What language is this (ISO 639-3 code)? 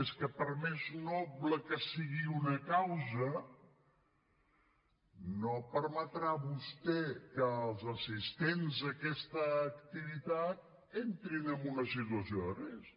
cat